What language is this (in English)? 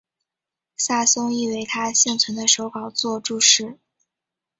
Chinese